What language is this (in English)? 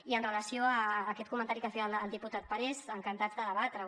Catalan